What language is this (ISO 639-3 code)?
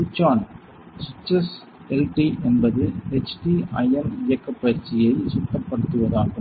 tam